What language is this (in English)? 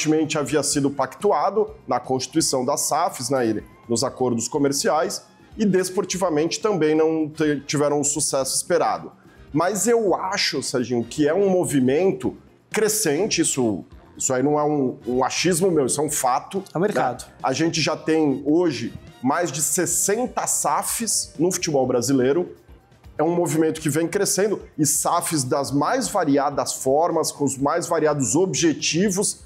Portuguese